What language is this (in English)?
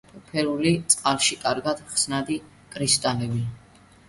Georgian